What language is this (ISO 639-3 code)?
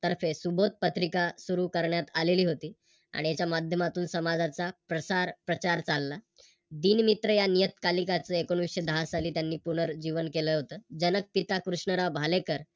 mar